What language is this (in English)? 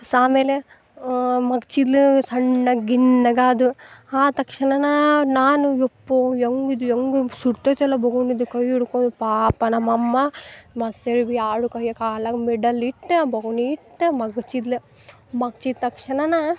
Kannada